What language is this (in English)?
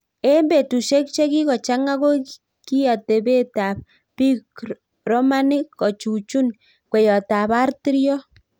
Kalenjin